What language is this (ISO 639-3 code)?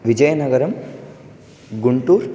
san